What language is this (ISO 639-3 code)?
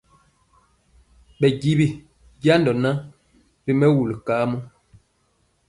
mcx